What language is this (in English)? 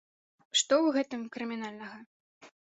Belarusian